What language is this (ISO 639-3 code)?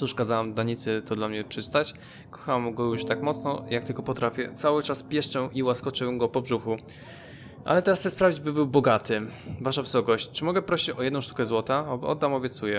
pol